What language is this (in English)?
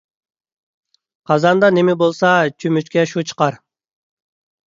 Uyghur